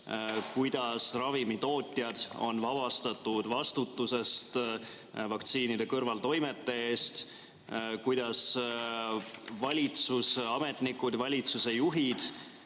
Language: Estonian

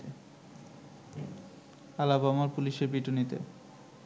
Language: Bangla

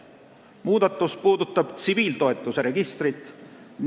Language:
Estonian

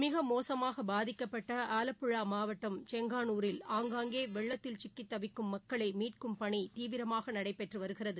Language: Tamil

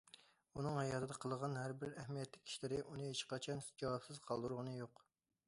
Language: Uyghur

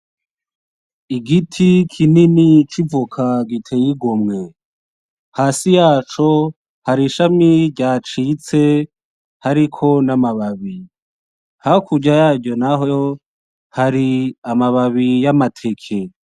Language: Rundi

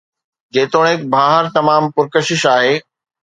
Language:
Sindhi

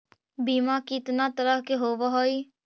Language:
Magahi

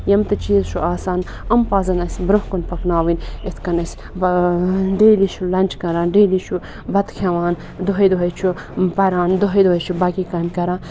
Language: Kashmiri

